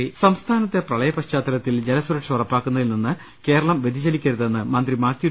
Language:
Malayalam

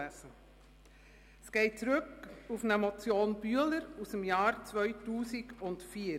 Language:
Swiss German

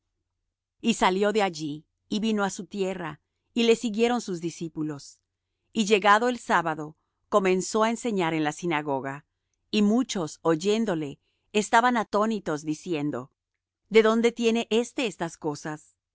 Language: Spanish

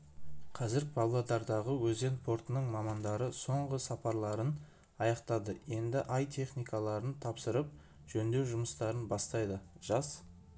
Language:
Kazakh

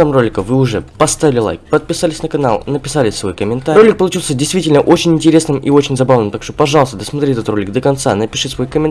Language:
Russian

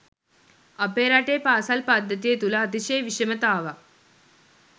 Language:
Sinhala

